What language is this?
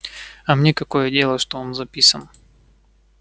Russian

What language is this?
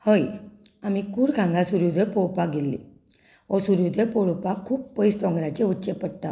Konkani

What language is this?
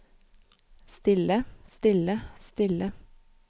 Norwegian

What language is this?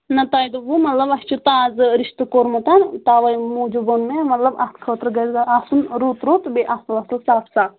Kashmiri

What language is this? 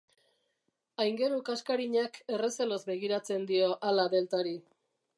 Basque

